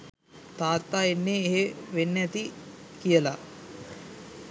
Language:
Sinhala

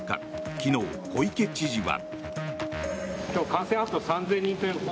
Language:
Japanese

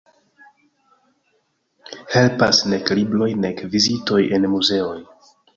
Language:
Esperanto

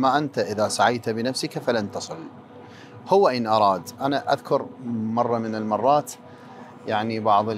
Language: Arabic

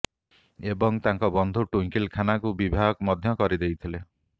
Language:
Odia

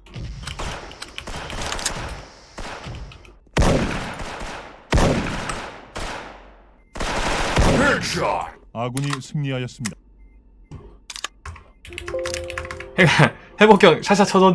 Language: Korean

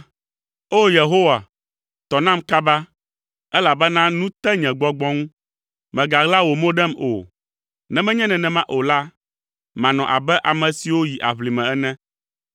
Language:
Ewe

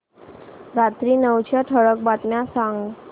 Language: Marathi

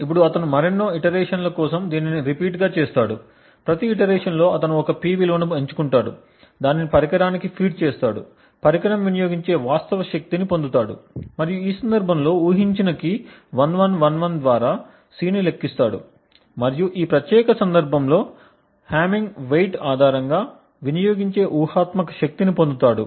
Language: Telugu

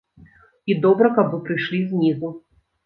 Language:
Belarusian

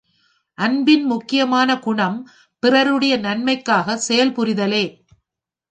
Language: Tamil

